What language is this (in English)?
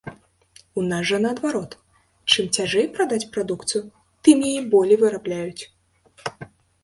Belarusian